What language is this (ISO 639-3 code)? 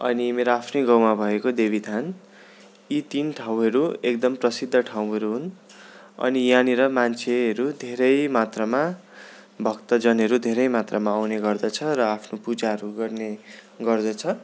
nep